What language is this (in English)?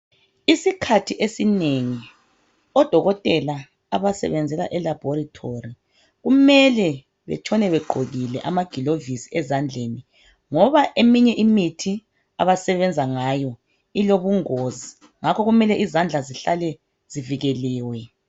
North Ndebele